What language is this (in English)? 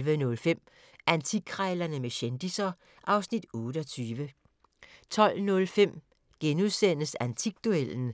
Danish